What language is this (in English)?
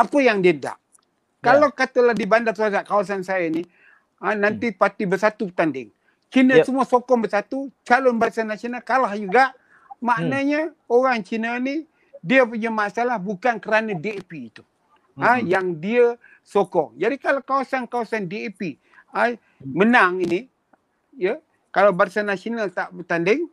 Malay